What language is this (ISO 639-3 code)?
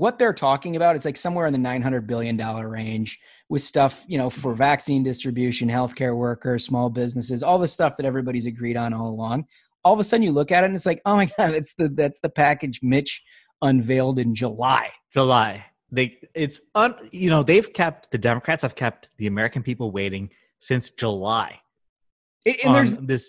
eng